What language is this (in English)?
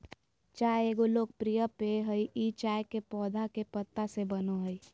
Magahi